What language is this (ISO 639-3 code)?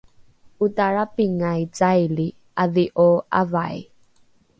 dru